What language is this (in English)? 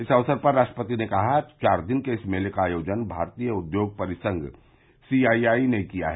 Hindi